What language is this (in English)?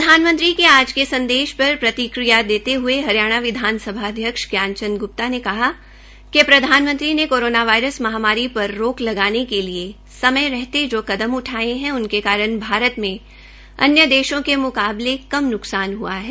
Hindi